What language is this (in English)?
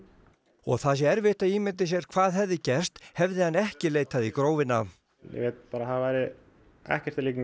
Icelandic